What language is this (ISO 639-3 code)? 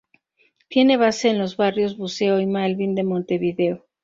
spa